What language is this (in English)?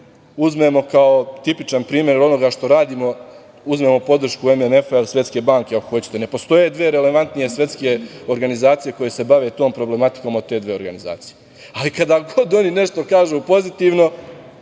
Serbian